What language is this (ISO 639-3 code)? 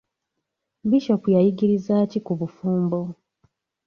lug